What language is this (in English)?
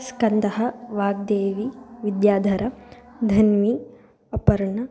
Sanskrit